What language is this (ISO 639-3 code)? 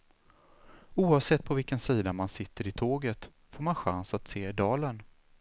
swe